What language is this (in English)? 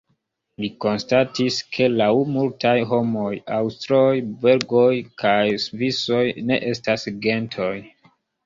Esperanto